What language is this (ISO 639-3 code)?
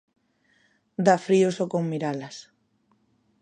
glg